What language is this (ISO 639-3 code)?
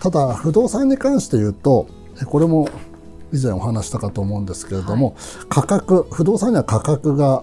jpn